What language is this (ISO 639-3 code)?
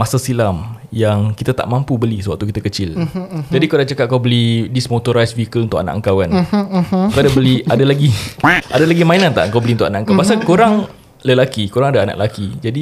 msa